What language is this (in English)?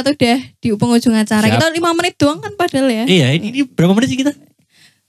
Indonesian